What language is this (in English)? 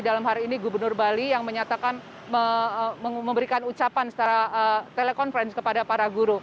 Indonesian